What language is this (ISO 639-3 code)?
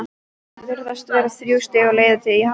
isl